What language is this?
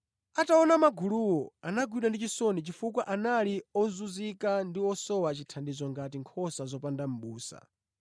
Nyanja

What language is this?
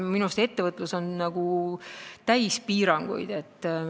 Estonian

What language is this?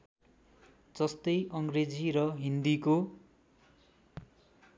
Nepali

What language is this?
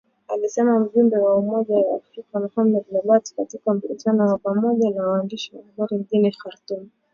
Swahili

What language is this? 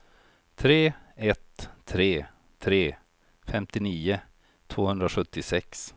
Swedish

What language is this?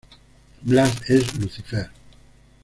Spanish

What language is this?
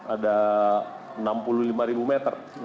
Indonesian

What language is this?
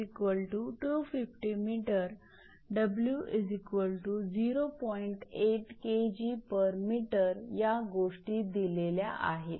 Marathi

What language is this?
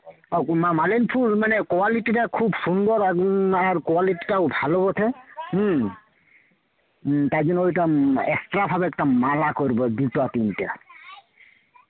Bangla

